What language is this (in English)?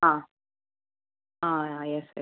Malayalam